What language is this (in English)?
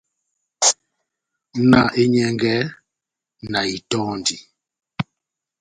Batanga